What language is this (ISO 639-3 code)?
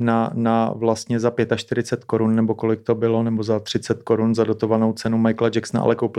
ces